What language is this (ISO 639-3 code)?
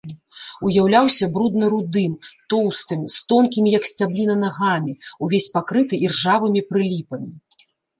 bel